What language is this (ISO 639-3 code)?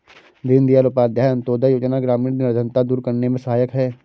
hin